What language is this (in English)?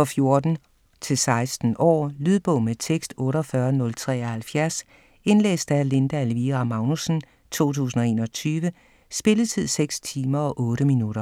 Danish